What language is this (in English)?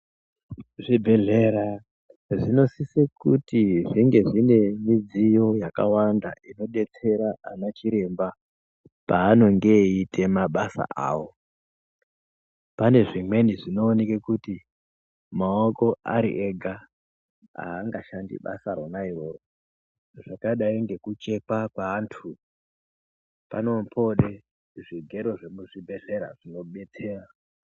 Ndau